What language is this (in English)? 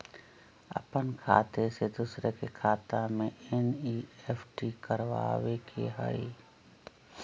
Magahi